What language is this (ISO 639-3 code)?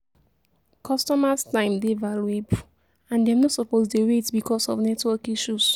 pcm